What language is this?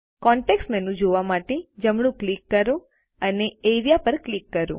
Gujarati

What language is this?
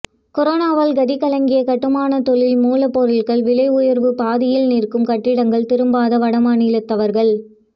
Tamil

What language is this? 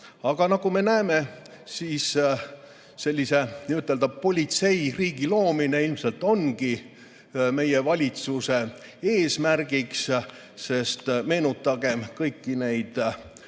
Estonian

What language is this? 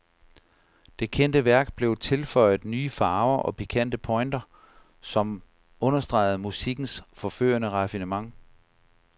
Danish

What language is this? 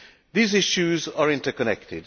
English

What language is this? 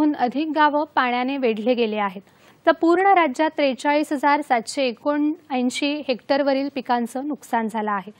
Romanian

